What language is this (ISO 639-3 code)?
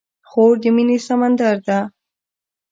pus